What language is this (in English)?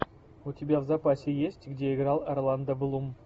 Russian